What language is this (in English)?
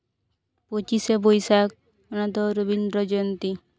Santali